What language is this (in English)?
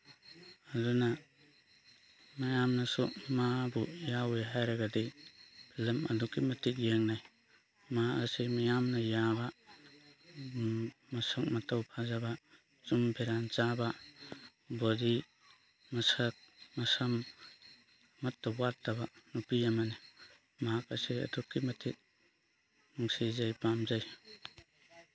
Manipuri